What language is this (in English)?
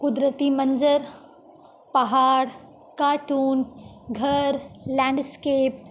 Urdu